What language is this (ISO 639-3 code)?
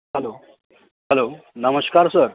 mai